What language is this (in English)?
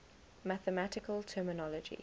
English